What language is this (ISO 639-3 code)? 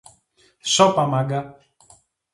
ell